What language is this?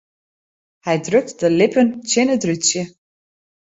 Western Frisian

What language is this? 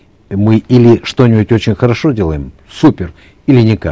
Kazakh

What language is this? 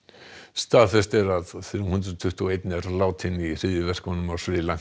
Icelandic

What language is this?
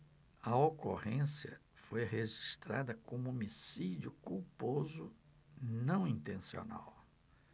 Portuguese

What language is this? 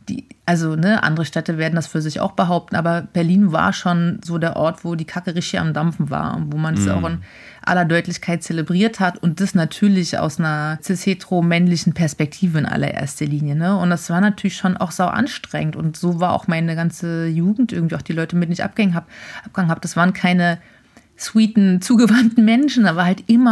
German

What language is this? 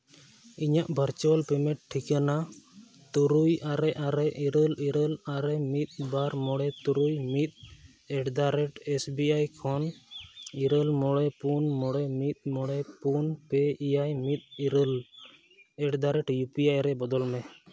Santali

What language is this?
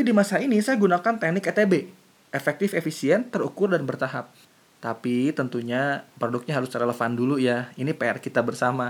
Indonesian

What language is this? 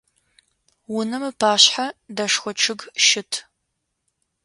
Adyghe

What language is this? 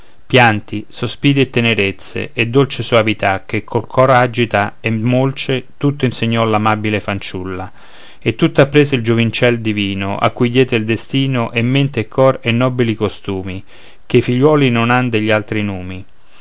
Italian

